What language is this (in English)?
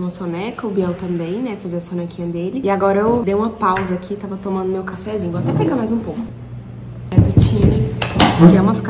Portuguese